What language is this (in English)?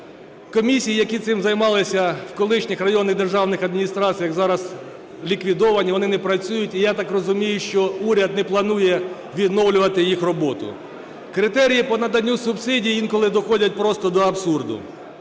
Ukrainian